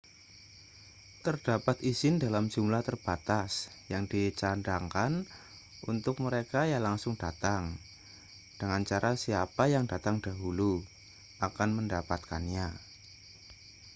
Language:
Indonesian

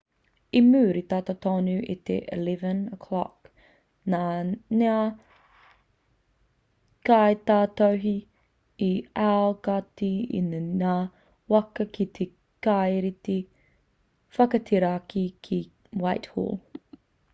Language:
Māori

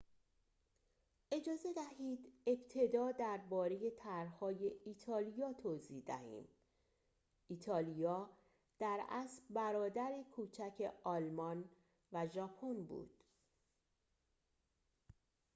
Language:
Persian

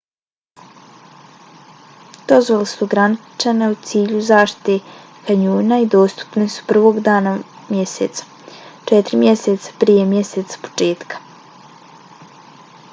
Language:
Bosnian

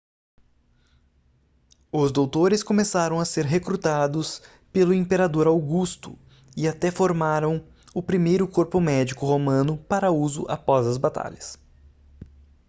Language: Portuguese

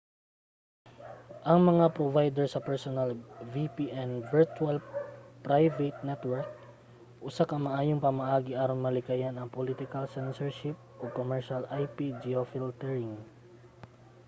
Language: Cebuano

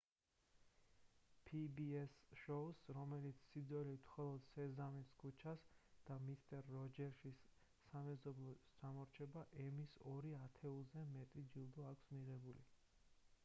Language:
Georgian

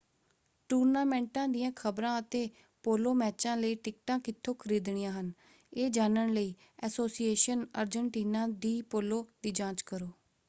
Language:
Punjabi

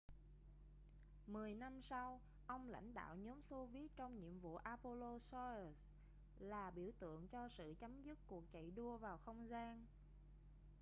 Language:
Vietnamese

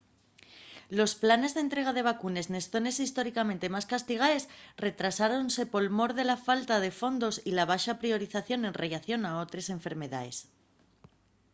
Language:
Asturian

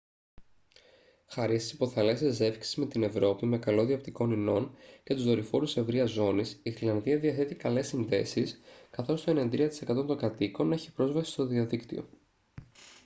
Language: Greek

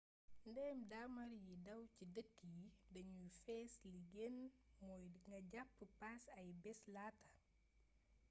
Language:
Wolof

